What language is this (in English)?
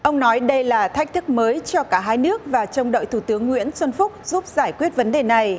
Vietnamese